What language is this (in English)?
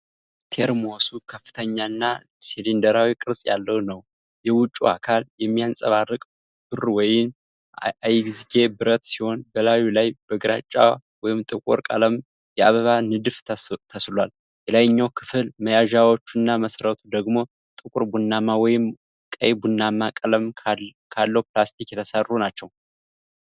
Amharic